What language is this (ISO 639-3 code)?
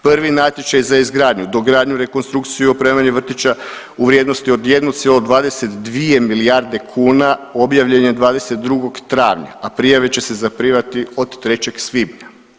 hrv